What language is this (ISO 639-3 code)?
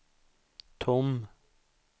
swe